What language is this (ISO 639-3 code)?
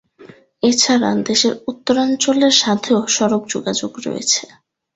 ben